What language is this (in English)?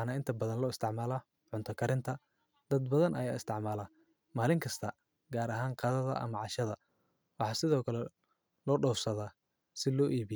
Somali